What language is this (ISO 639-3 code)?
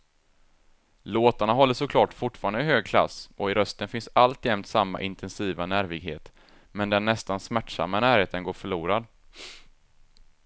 swe